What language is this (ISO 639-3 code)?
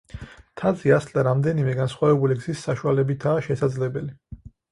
kat